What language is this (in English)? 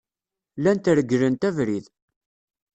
Kabyle